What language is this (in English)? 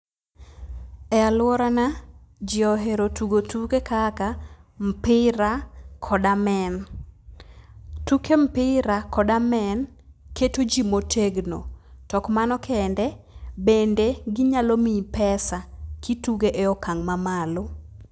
Luo (Kenya and Tanzania)